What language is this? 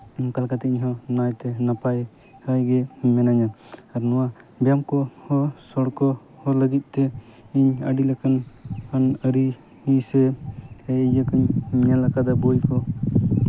Santali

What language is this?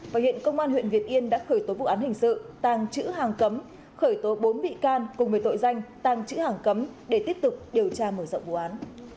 Vietnamese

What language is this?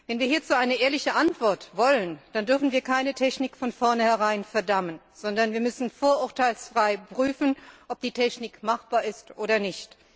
German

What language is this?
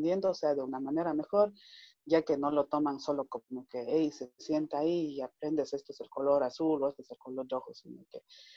Spanish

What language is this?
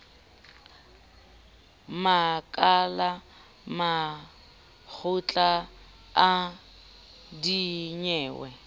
Southern Sotho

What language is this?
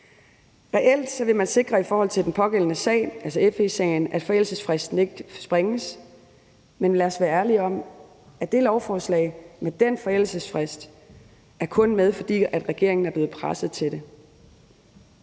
Danish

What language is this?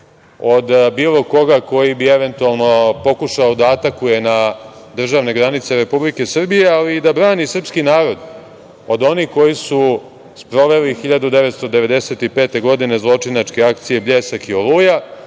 Serbian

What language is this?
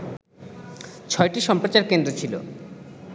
Bangla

